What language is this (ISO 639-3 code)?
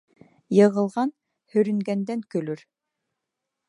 bak